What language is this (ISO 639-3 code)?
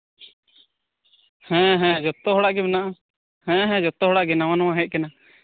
sat